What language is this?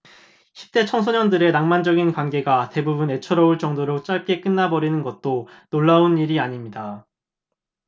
Korean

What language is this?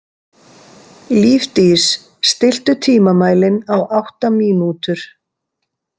Icelandic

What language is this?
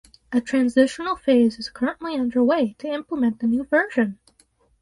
English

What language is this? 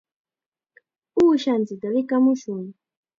Chiquián Ancash Quechua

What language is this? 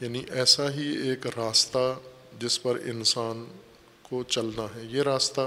Urdu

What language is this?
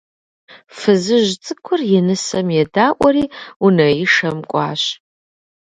Kabardian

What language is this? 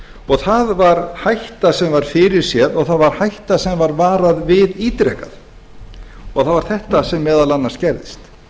Icelandic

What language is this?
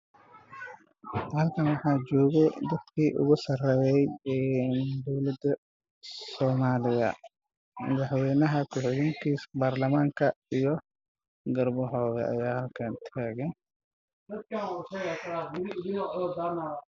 Somali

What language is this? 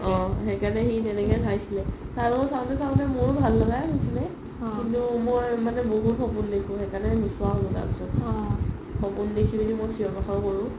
Assamese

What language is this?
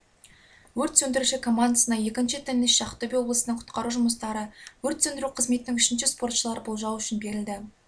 Kazakh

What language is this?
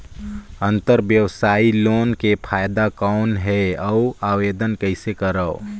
Chhattisgarhi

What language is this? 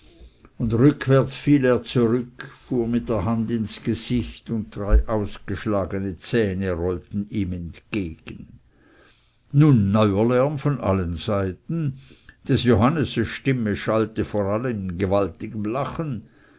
German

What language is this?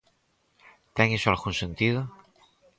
Galician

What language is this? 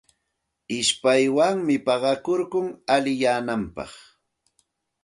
Santa Ana de Tusi Pasco Quechua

